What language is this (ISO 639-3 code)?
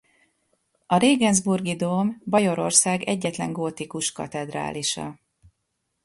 hun